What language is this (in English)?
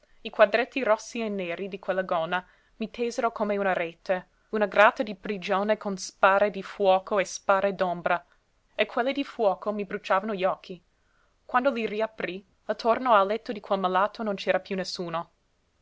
Italian